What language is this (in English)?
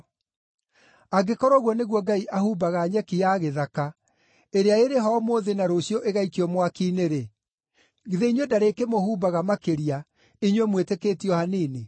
Kikuyu